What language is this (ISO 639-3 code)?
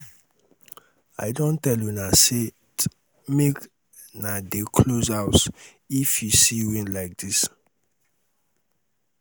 pcm